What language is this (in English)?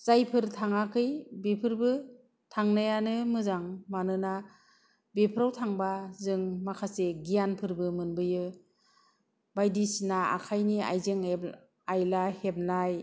Bodo